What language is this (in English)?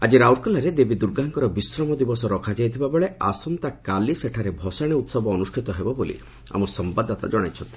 Odia